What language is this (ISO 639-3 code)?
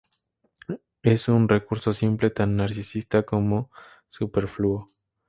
spa